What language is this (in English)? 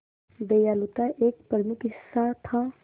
Hindi